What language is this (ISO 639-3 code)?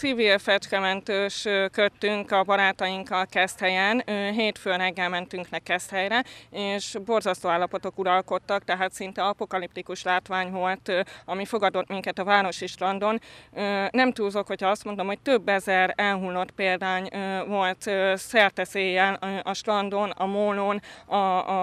hun